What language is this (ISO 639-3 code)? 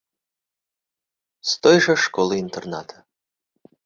bel